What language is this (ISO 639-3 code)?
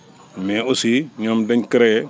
wol